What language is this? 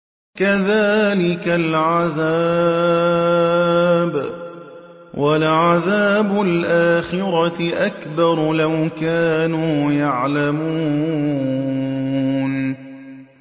Arabic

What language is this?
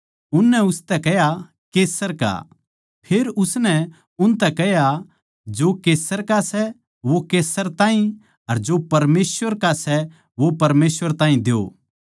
Haryanvi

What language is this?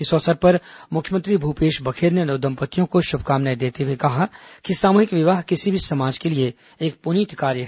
Hindi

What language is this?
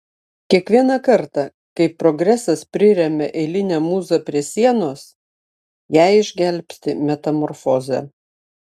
Lithuanian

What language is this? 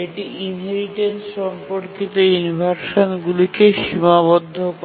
Bangla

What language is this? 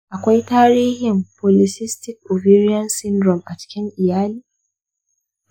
Hausa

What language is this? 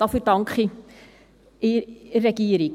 Swiss German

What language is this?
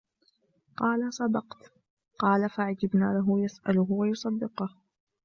Arabic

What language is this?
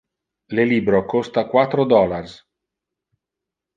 Interlingua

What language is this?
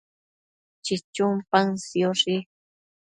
Matsés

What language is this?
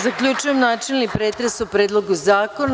Serbian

